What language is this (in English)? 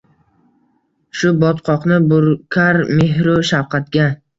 Uzbek